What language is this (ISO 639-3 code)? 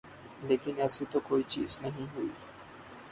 urd